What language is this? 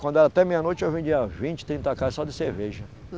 Portuguese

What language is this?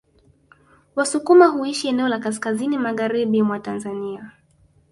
Swahili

